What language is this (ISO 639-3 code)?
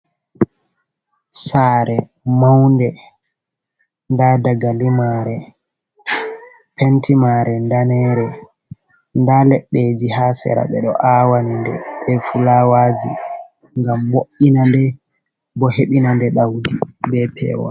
ful